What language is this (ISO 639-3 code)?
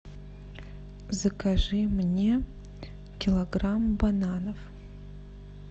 rus